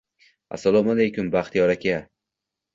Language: Uzbek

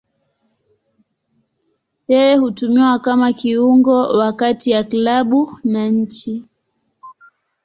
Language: Swahili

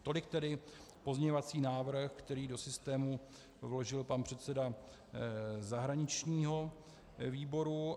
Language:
Czech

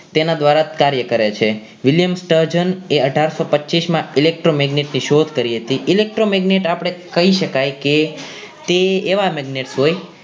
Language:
Gujarati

